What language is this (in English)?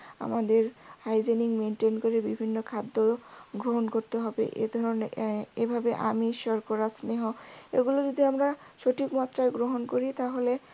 Bangla